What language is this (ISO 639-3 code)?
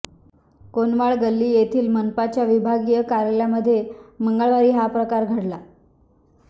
mar